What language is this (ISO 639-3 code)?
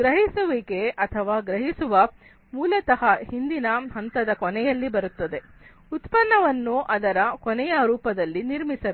kan